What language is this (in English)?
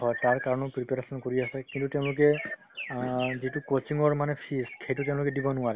Assamese